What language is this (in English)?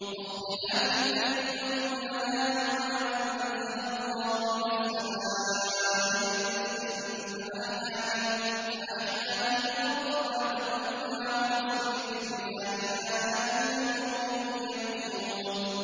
Arabic